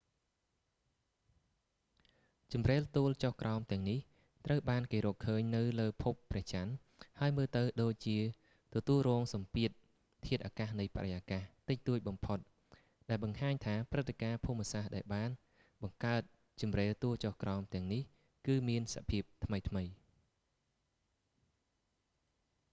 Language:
Khmer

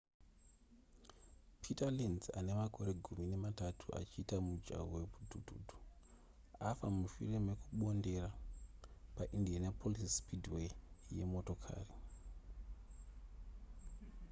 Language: Shona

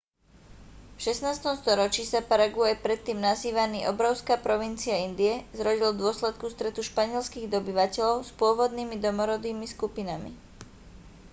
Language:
Slovak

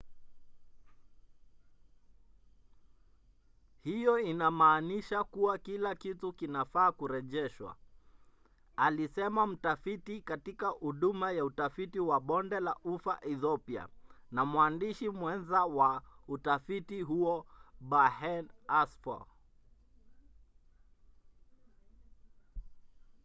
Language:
Swahili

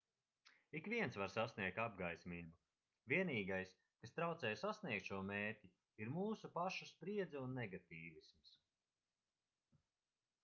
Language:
Latvian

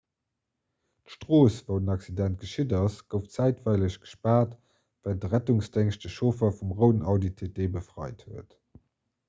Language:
Luxembourgish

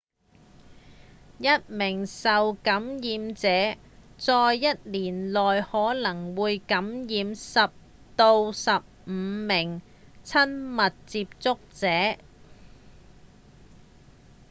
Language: Cantonese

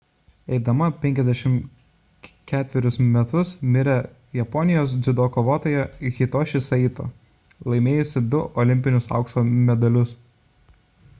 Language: Lithuanian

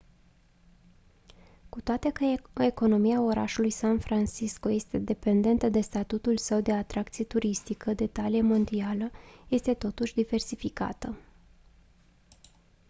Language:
Romanian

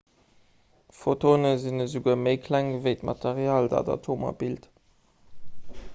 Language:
Luxembourgish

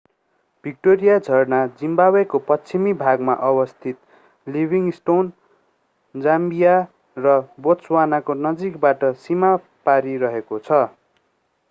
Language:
Nepali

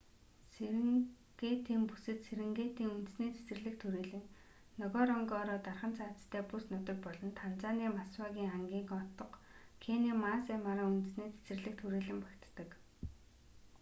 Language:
Mongolian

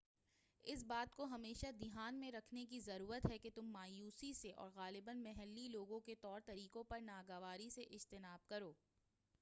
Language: Urdu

